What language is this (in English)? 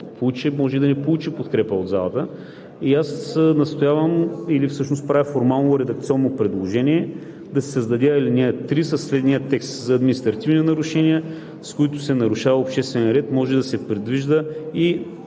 Bulgarian